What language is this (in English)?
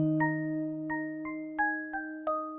Indonesian